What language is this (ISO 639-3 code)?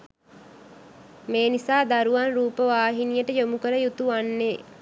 sin